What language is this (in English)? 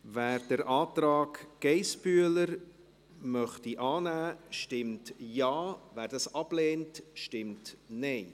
Swiss German